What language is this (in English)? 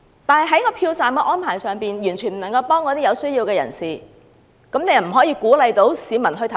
Cantonese